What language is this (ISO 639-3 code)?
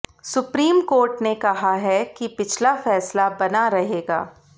hin